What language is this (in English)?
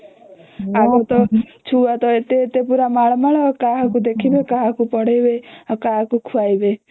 Odia